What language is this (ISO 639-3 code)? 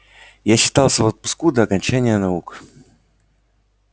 rus